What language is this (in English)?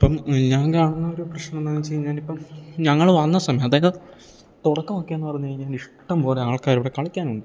Malayalam